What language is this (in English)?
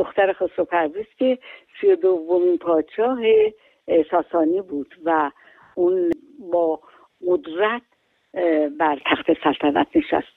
Persian